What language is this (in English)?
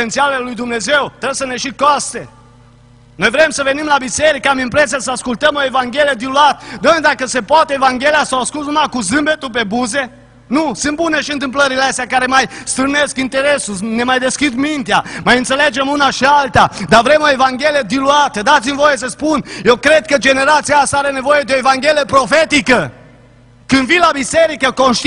Romanian